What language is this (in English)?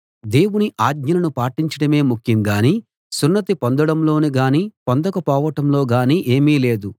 Telugu